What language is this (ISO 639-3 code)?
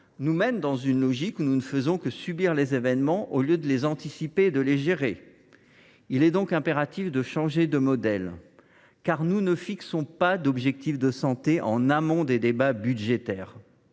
fra